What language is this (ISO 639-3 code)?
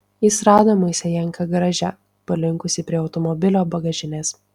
lit